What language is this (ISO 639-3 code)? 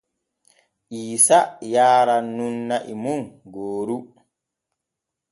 fue